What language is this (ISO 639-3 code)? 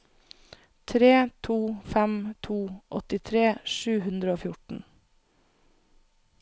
nor